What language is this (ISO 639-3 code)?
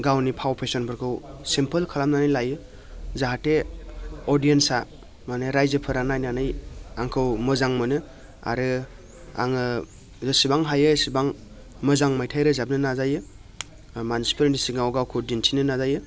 brx